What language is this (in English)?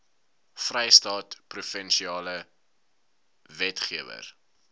Afrikaans